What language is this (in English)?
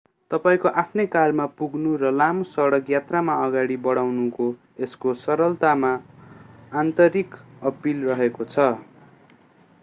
Nepali